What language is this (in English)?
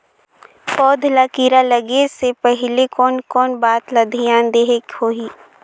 Chhattisgarhi